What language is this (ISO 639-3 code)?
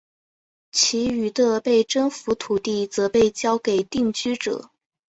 zho